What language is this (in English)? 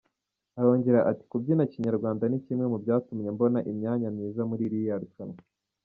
Kinyarwanda